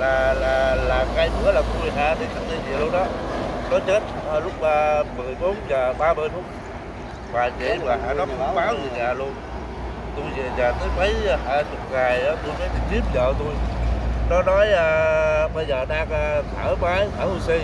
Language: Vietnamese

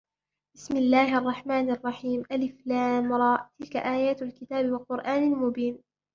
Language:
Arabic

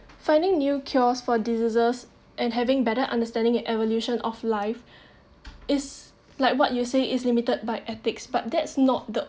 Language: English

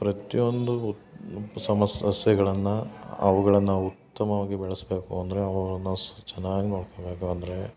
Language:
Kannada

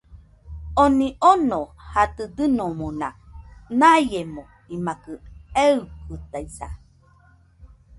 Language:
Nüpode Huitoto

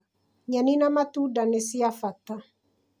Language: Kikuyu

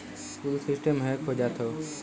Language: Bhojpuri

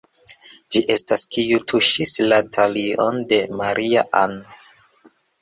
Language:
Esperanto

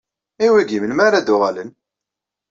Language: Kabyle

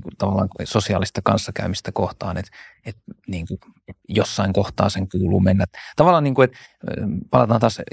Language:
Finnish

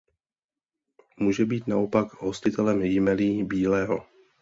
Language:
Czech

